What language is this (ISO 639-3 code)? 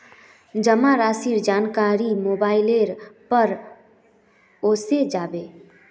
mag